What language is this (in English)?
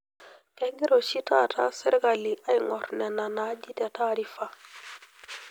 Masai